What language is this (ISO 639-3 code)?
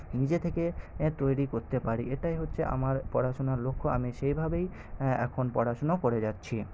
ben